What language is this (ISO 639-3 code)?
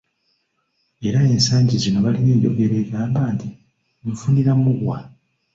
lug